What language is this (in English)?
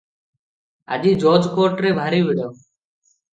Odia